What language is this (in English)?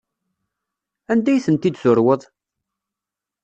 Kabyle